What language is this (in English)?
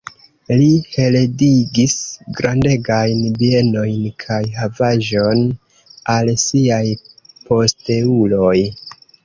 Esperanto